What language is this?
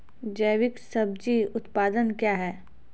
Maithili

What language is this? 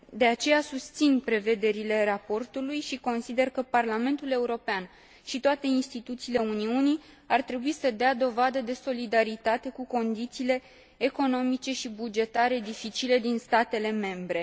Romanian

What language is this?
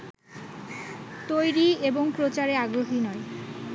Bangla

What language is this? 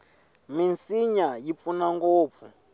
Tsonga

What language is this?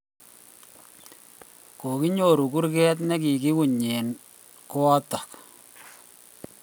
Kalenjin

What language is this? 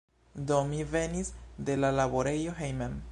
Esperanto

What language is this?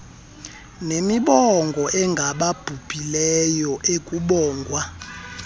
Xhosa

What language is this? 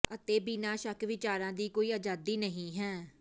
Punjabi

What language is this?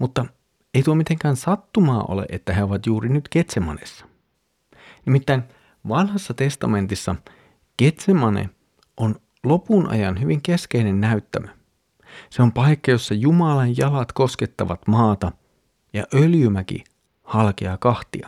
Finnish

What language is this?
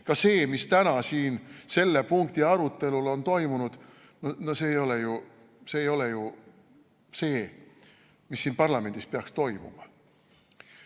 Estonian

